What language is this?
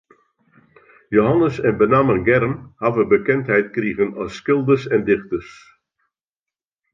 Western Frisian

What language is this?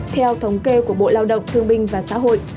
Vietnamese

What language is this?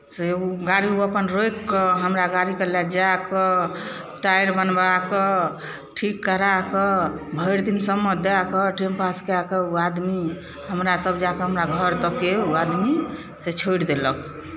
Maithili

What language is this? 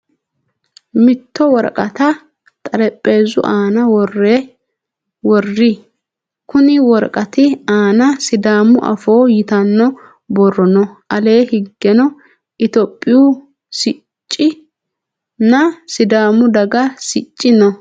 Sidamo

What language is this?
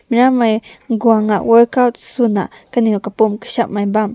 Rongmei Naga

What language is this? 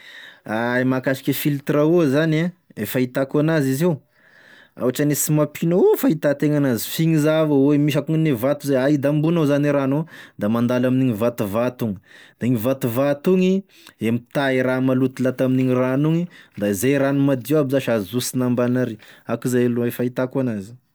Tesaka Malagasy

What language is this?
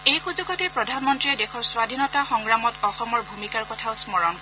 Assamese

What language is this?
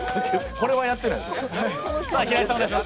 Japanese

